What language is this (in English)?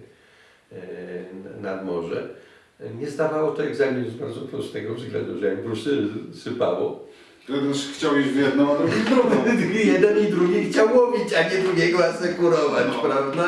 Polish